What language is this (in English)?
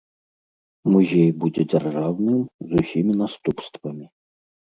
Belarusian